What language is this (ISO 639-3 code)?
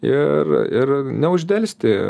lit